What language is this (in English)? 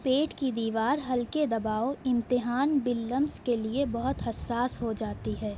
Urdu